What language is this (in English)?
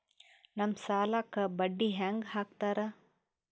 Kannada